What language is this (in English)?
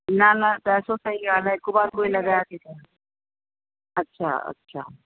Sindhi